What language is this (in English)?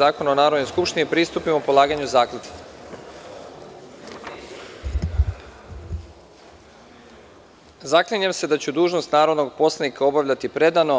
Serbian